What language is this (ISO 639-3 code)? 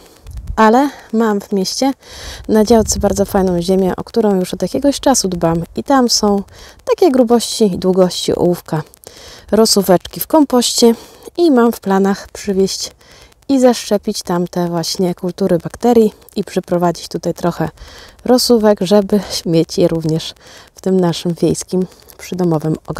pol